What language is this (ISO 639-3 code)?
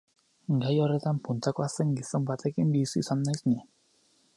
eus